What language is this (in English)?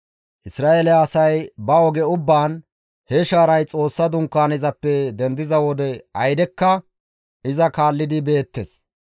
Gamo